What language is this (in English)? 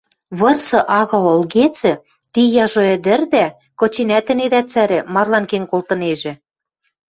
Western Mari